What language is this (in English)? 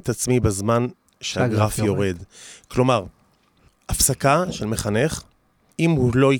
Hebrew